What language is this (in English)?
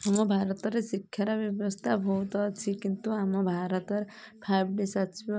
Odia